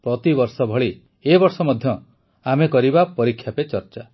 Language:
Odia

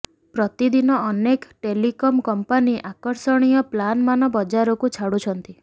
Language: Odia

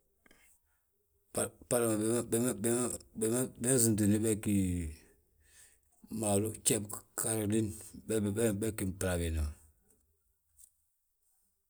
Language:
Balanta-Ganja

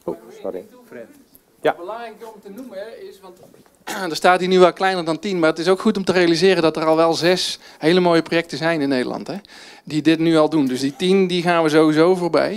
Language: Dutch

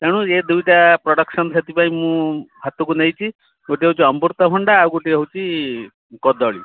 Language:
Odia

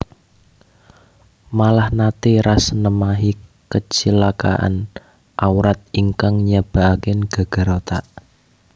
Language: Javanese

